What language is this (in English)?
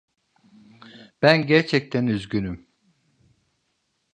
Turkish